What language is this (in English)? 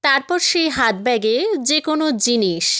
Bangla